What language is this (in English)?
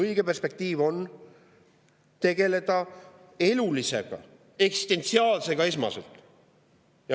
Estonian